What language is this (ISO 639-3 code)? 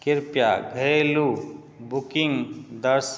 mai